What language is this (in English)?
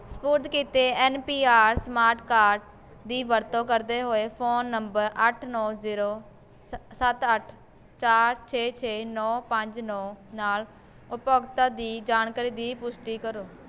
Punjabi